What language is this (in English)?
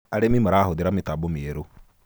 Kikuyu